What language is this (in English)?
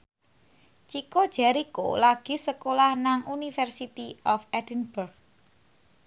Javanese